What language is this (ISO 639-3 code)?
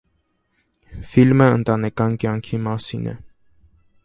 hye